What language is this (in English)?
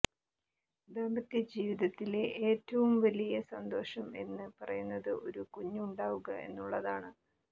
Malayalam